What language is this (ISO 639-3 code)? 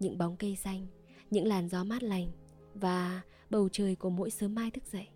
vie